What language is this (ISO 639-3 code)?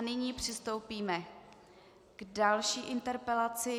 ces